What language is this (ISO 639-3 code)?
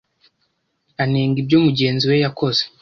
kin